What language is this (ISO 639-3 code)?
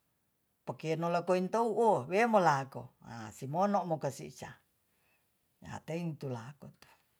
txs